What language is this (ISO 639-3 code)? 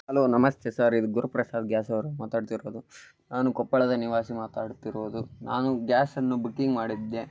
kan